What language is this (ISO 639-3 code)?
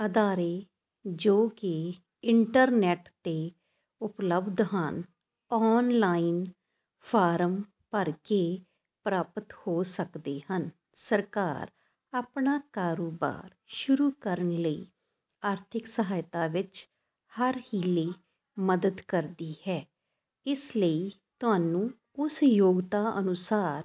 pan